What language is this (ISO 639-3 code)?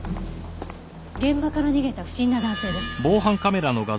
jpn